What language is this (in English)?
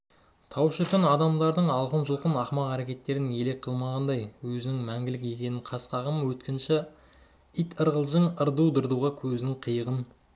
Kazakh